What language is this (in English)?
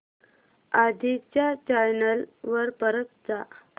Marathi